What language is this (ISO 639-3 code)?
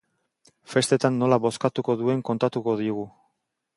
eus